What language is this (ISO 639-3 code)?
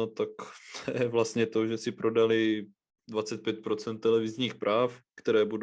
ces